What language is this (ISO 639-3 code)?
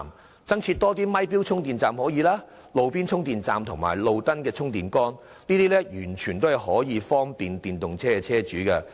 yue